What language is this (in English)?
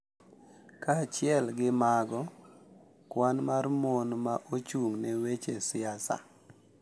Luo (Kenya and Tanzania)